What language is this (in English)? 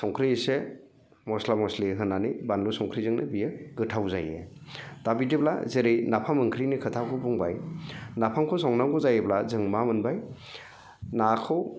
Bodo